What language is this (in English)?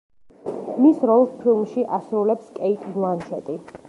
Georgian